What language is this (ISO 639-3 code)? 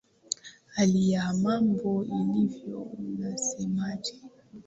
swa